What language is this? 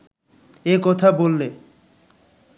Bangla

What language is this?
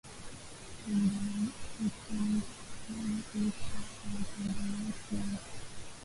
Swahili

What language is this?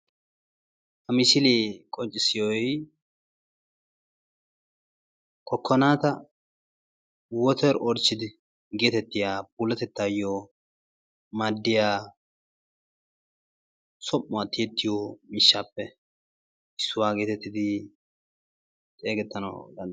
Wolaytta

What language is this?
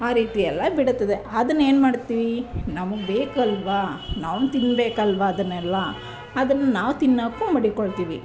Kannada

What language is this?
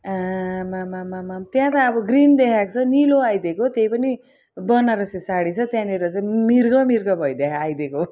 Nepali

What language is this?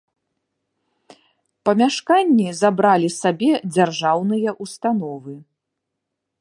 Belarusian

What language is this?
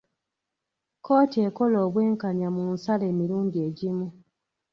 Ganda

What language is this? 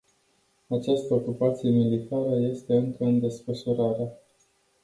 Romanian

